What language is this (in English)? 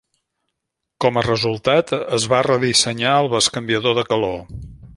Catalan